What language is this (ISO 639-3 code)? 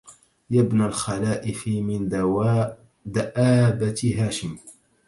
ara